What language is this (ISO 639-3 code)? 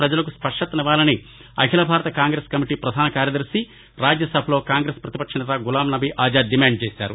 tel